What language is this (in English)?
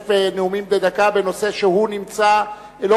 Hebrew